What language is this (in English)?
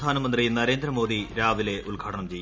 Malayalam